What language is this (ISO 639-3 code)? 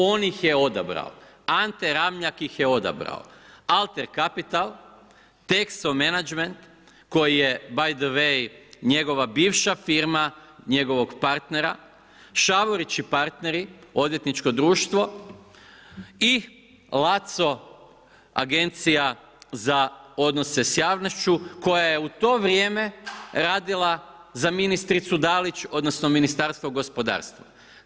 hrv